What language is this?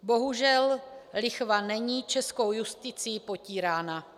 Czech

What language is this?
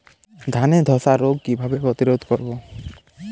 Bangla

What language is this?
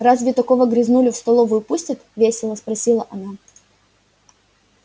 Russian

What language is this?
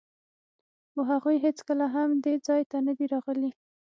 Pashto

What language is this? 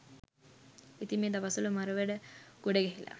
Sinhala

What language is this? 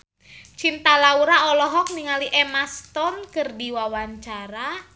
Sundanese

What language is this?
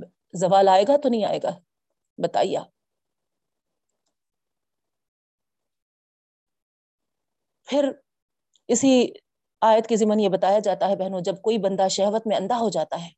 Urdu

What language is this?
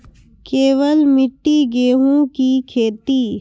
Maithili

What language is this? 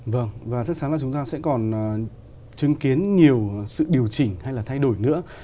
Vietnamese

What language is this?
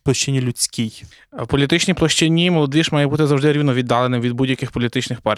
Ukrainian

